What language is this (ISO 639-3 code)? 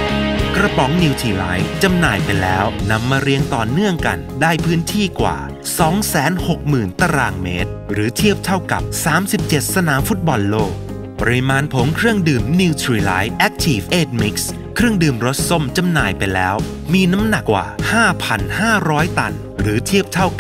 tha